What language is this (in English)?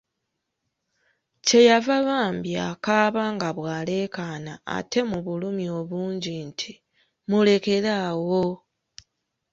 Ganda